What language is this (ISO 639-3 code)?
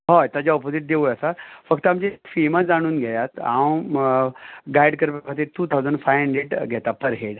kok